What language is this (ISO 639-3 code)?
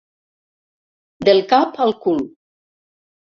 cat